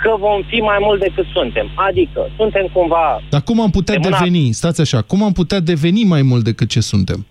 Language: Romanian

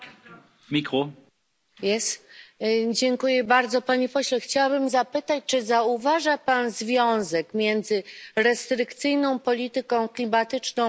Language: Polish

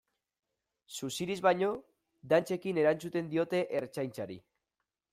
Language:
Basque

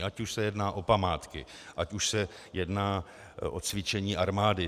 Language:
Czech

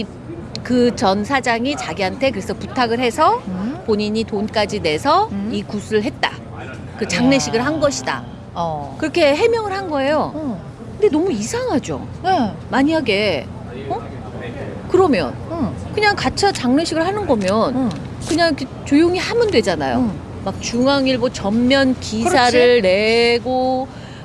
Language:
Korean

